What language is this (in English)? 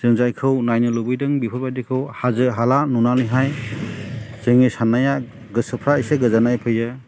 Bodo